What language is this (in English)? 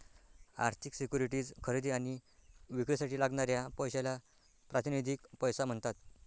Marathi